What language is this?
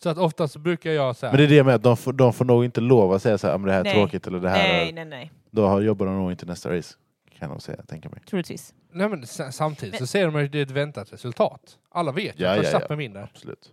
Swedish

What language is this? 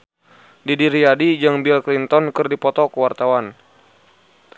Sundanese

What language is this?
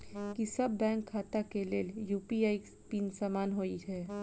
Maithili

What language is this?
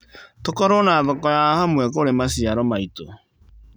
Kikuyu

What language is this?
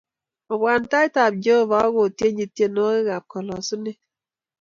Kalenjin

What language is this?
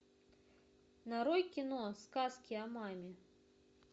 Russian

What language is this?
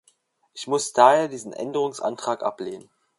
German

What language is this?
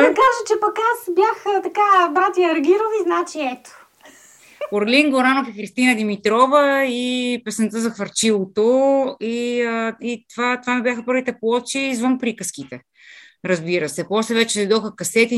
Bulgarian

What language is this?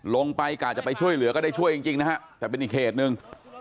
Thai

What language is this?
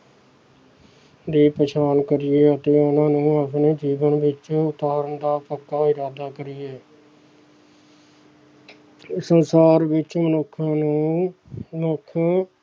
Punjabi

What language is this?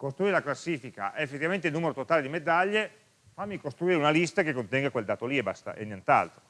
Italian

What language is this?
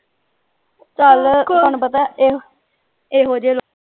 Punjabi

